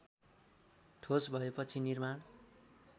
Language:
Nepali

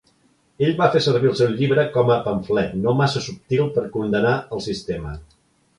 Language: Catalan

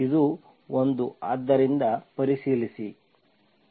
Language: Kannada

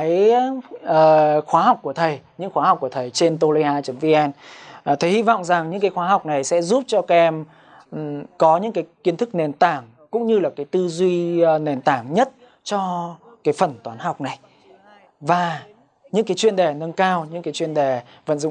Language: Vietnamese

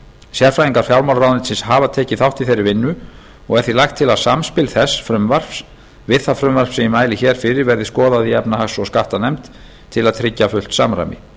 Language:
Icelandic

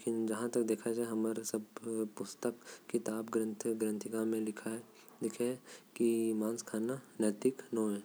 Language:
Korwa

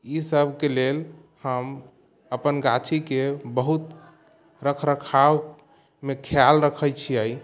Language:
Maithili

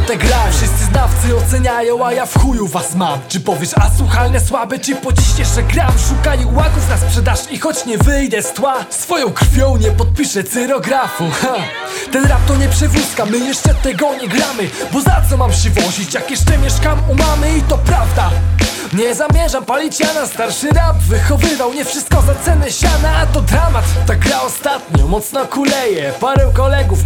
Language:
Polish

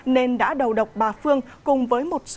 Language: Vietnamese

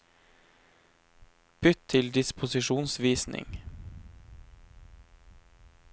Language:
Norwegian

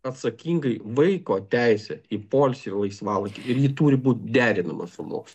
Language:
Lithuanian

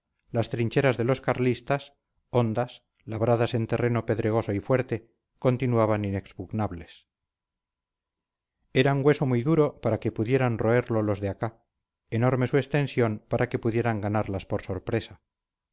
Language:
Spanish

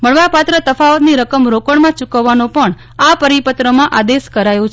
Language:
Gujarati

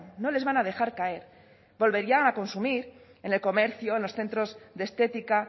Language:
Spanish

